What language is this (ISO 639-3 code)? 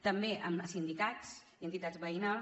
cat